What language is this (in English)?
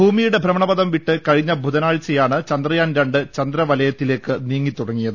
Malayalam